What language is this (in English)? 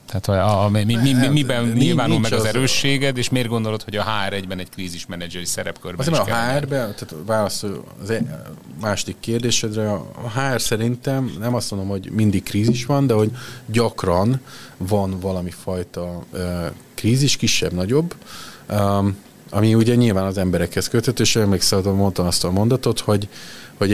Hungarian